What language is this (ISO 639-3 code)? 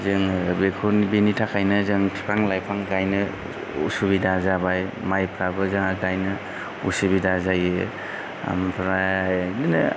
brx